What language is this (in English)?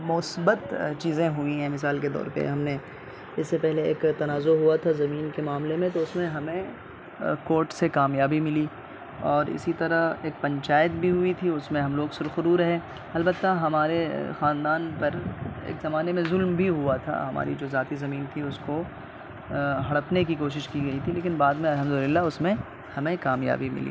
Urdu